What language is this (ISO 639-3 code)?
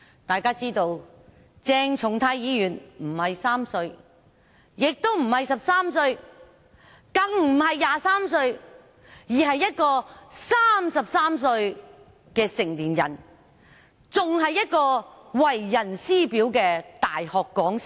yue